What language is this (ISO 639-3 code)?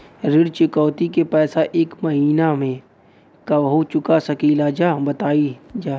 bho